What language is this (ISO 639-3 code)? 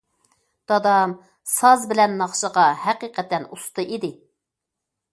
uig